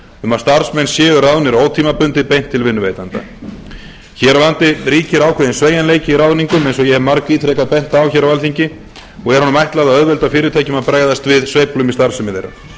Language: Icelandic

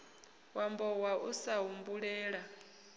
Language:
Venda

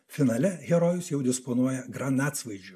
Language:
Lithuanian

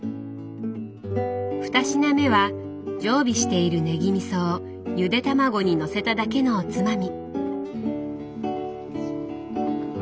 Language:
Japanese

